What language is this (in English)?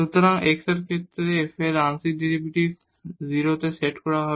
Bangla